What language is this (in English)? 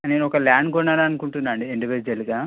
Telugu